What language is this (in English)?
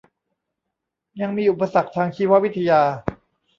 Thai